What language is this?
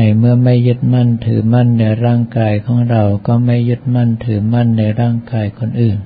Thai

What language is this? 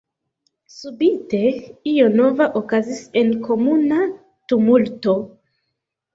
Esperanto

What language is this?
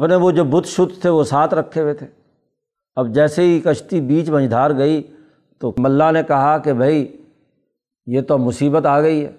Urdu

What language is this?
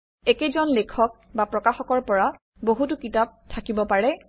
Assamese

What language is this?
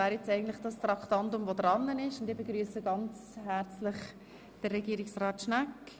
Swiss German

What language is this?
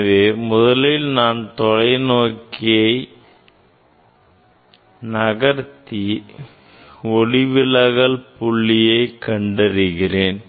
Tamil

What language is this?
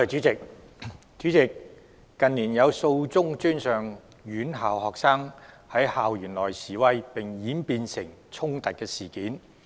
Cantonese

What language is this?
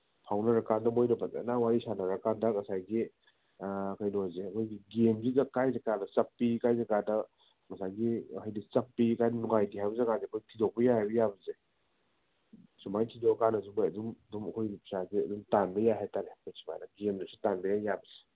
Manipuri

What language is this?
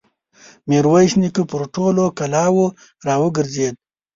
Pashto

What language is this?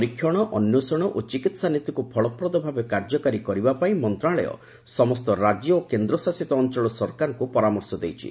Odia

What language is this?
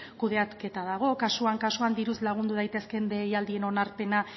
Basque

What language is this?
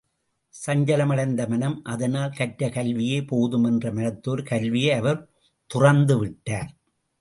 Tamil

